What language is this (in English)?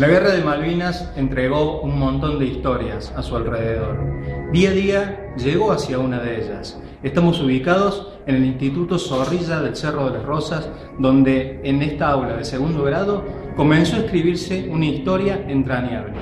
Spanish